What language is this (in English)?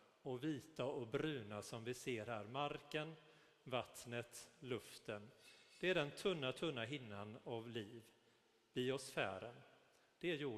Swedish